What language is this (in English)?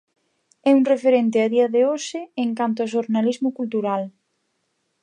Galician